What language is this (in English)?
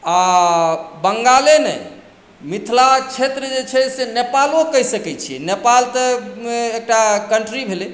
Maithili